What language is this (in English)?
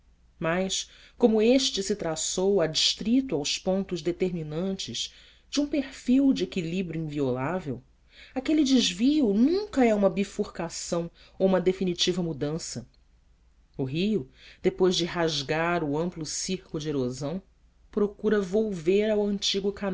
Portuguese